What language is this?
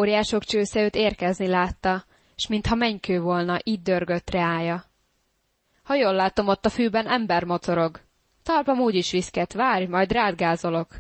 Hungarian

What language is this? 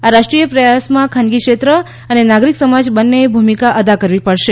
Gujarati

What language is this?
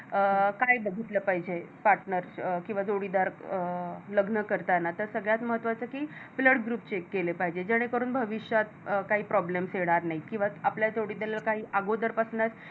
Marathi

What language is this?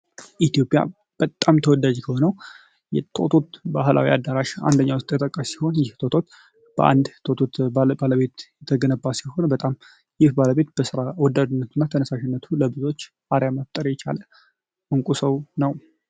Amharic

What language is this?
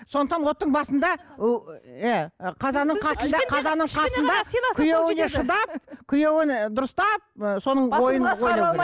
Kazakh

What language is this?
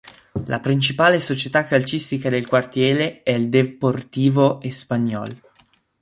Italian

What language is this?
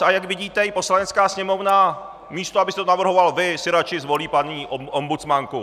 Czech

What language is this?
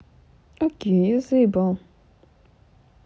Russian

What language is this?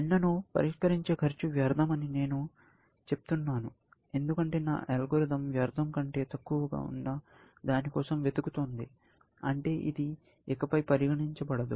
Telugu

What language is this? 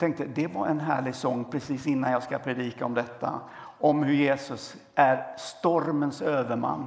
Swedish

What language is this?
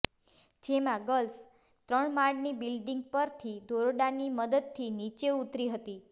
Gujarati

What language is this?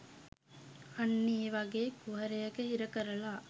Sinhala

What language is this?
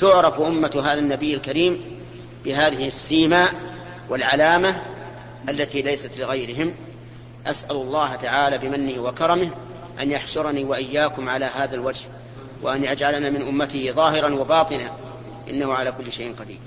Arabic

